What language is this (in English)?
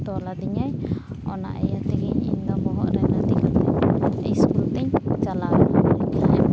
Santali